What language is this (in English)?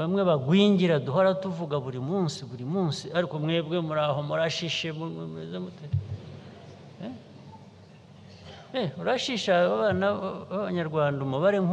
Turkish